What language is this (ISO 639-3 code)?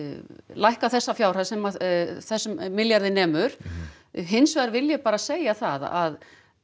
isl